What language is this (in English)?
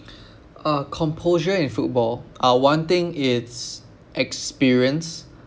English